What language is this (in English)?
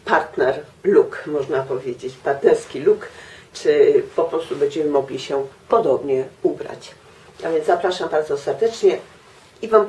Polish